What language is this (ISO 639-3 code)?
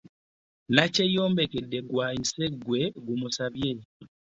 lug